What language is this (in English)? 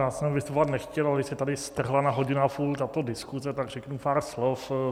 Czech